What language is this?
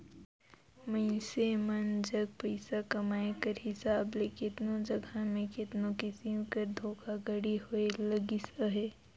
Chhattisgarhi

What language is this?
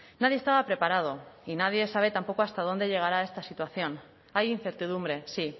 Spanish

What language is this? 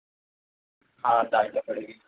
Urdu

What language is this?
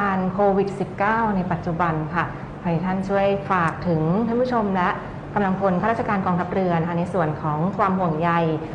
Thai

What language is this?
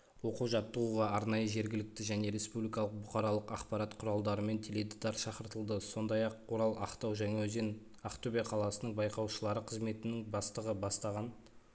Kazakh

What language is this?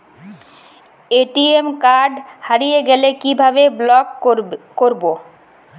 Bangla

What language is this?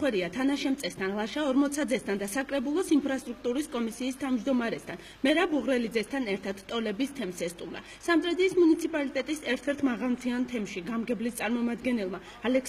Romanian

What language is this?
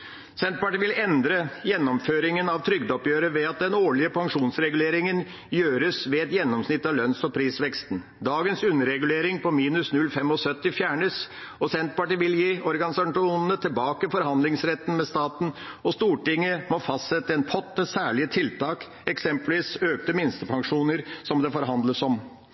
Norwegian Bokmål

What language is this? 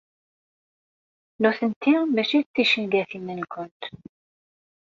Kabyle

